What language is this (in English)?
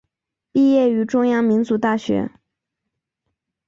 Chinese